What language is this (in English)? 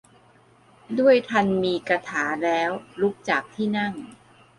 Thai